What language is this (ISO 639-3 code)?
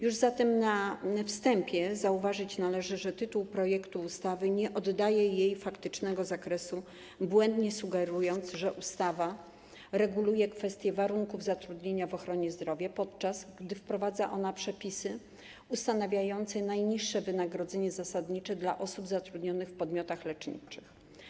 pol